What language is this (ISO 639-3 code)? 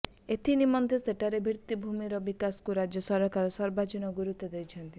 ori